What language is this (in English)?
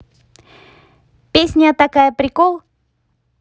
Russian